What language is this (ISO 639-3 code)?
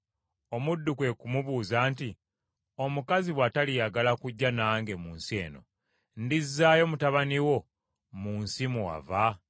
lug